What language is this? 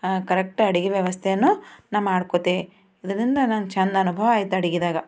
Kannada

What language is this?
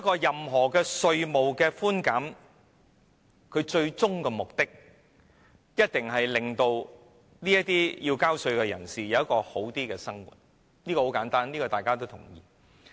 Cantonese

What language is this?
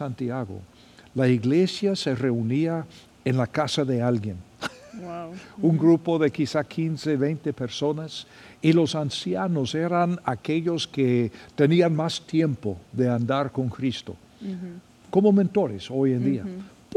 Spanish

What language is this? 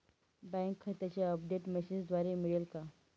Marathi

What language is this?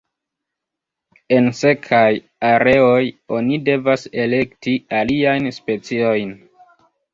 Esperanto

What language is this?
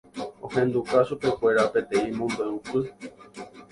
Guarani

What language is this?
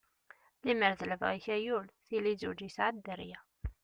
Kabyle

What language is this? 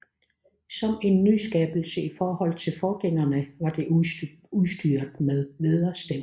Danish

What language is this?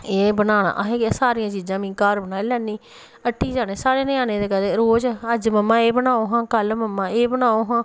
Dogri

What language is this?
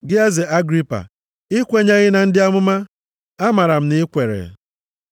Igbo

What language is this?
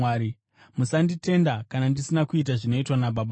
Shona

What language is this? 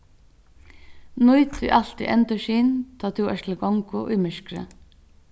Faroese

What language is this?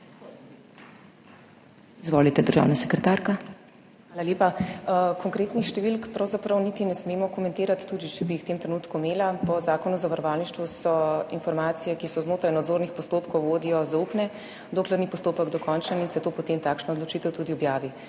Slovenian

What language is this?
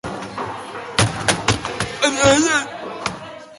Basque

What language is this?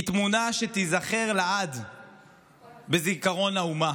Hebrew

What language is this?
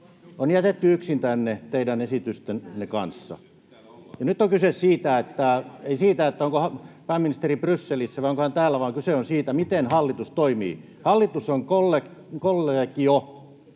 Finnish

